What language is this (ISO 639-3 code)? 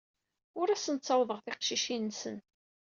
kab